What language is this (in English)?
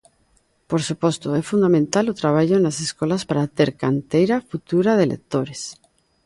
Galician